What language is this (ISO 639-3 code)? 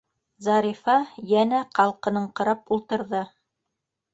bak